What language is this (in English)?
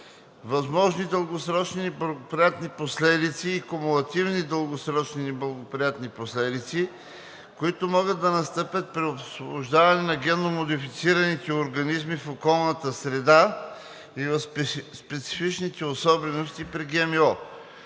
Bulgarian